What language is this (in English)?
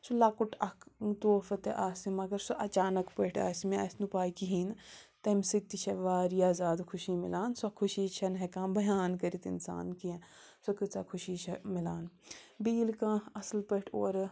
Kashmiri